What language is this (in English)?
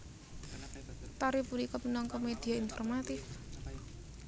Javanese